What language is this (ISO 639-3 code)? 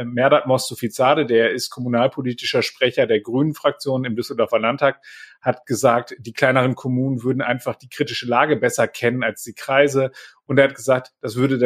deu